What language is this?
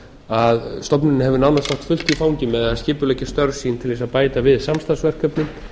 Icelandic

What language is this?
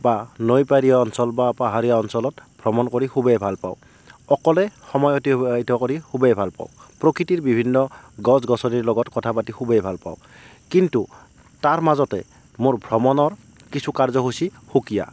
Assamese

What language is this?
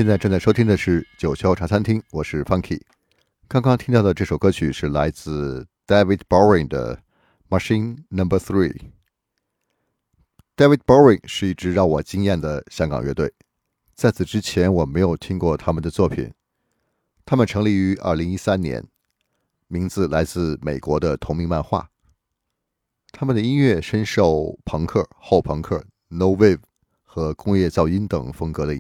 Chinese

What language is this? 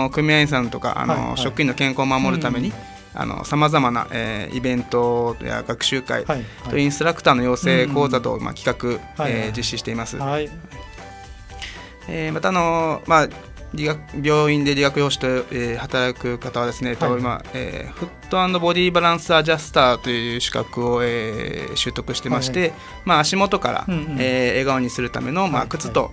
Japanese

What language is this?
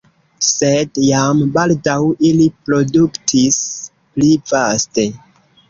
Esperanto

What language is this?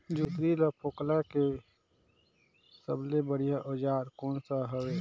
Chhattisgarhi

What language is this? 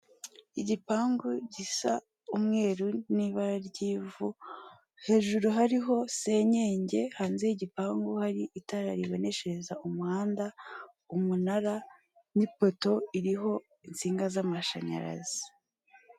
Kinyarwanda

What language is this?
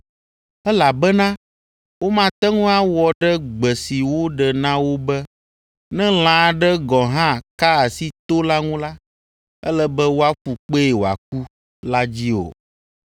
Ewe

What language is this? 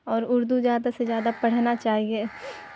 Urdu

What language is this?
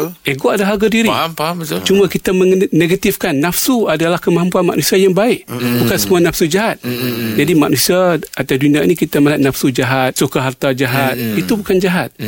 Malay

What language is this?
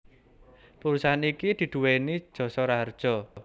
Javanese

